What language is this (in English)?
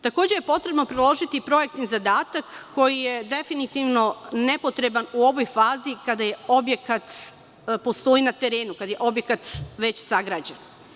Serbian